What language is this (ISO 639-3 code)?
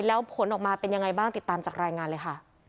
tha